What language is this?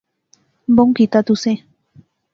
Pahari-Potwari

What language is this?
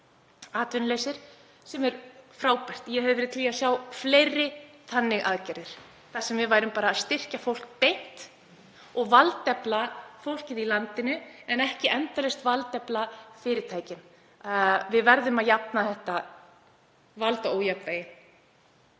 Icelandic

